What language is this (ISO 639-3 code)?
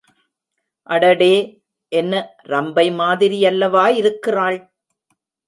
tam